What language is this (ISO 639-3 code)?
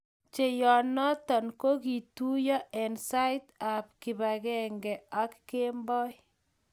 kln